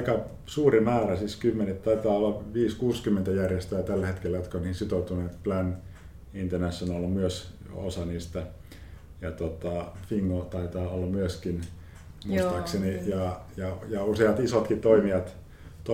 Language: Finnish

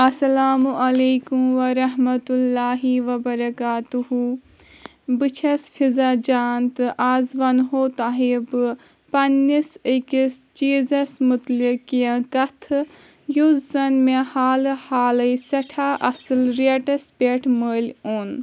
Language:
Kashmiri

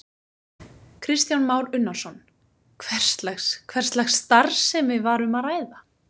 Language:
Icelandic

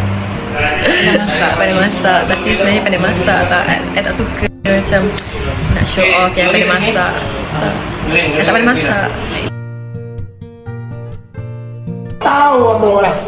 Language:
Malay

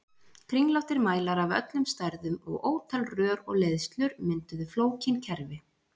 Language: Icelandic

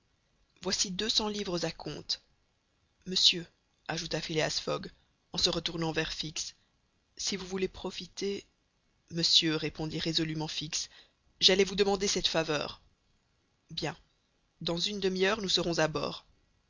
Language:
French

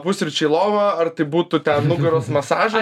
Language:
Lithuanian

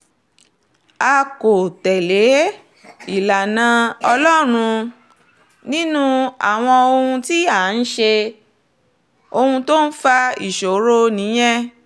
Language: Yoruba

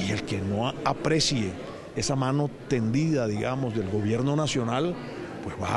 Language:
Spanish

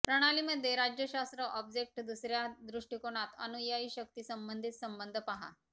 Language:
Marathi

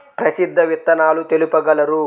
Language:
Telugu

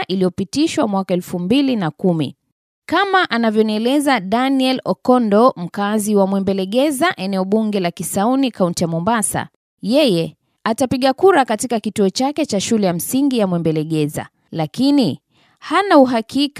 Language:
Swahili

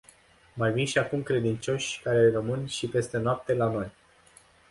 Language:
Romanian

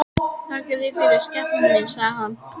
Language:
Icelandic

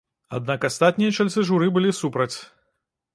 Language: Belarusian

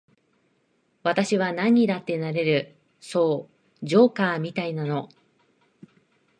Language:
Japanese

